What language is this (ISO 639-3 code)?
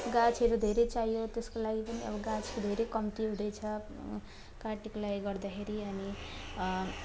nep